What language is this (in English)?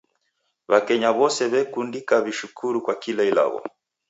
Taita